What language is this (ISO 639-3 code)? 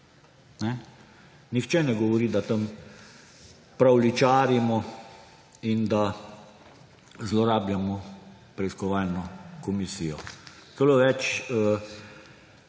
slv